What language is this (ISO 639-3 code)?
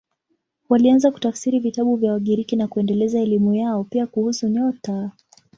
swa